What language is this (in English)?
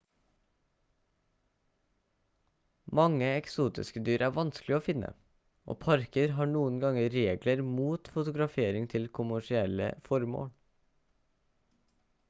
Norwegian Bokmål